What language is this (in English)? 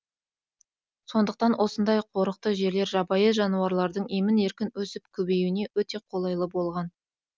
Kazakh